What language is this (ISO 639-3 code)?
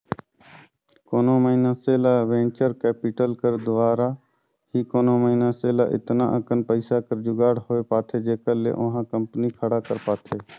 hne